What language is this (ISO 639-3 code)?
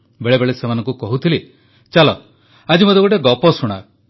ori